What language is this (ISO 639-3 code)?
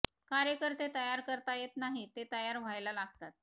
mar